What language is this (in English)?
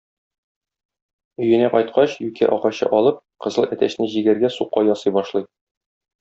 Tatar